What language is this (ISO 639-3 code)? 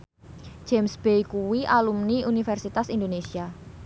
jav